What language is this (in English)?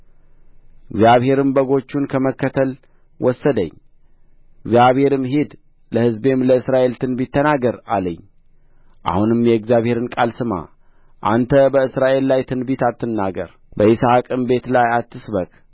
Amharic